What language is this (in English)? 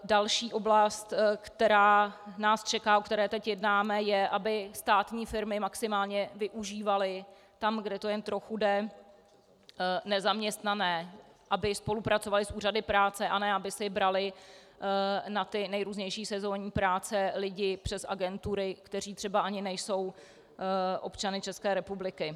Czech